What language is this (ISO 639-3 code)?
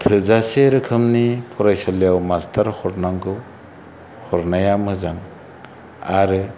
brx